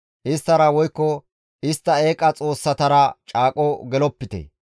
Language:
Gamo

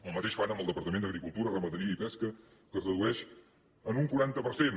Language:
Catalan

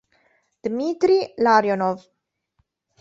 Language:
Italian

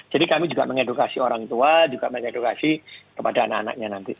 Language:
Indonesian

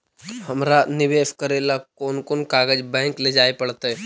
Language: Magahi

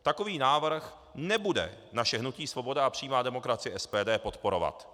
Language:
Czech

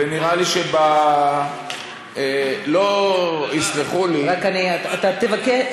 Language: Hebrew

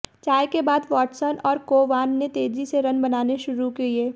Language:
Hindi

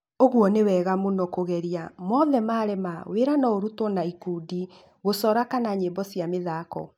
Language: Kikuyu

